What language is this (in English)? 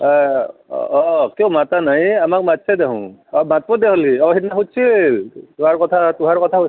Assamese